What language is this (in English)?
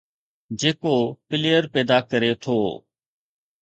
Sindhi